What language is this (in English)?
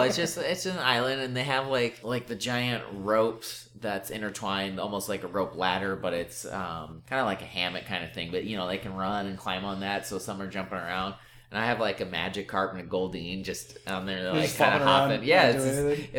English